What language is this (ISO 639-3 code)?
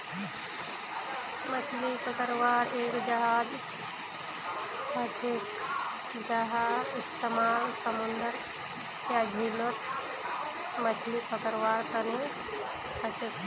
mag